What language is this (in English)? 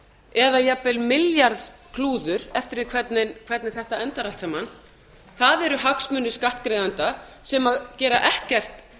Icelandic